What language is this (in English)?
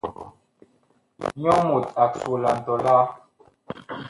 Bakoko